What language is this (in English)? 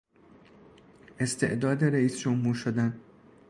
Persian